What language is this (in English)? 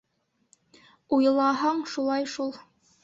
Bashkir